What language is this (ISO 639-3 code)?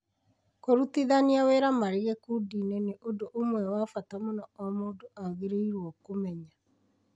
kik